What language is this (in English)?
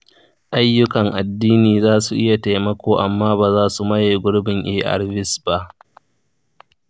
Hausa